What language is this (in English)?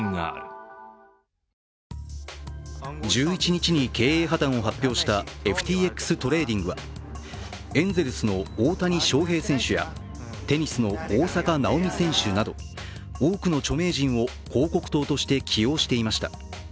Japanese